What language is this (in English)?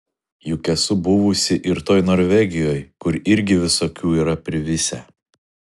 Lithuanian